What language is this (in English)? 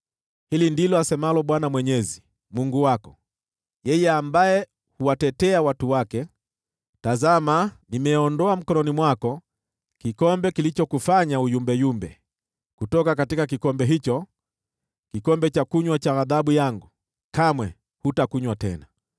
Swahili